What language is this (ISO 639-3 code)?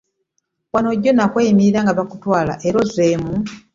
lug